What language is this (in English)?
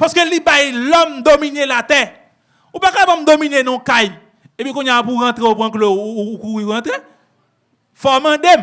French